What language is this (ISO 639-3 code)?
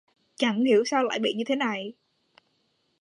vie